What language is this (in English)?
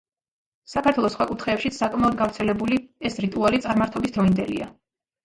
Georgian